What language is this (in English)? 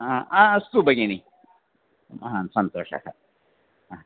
Sanskrit